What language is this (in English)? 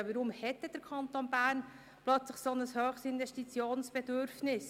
Swiss German